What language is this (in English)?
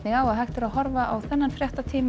Icelandic